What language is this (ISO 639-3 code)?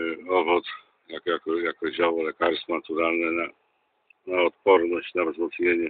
pol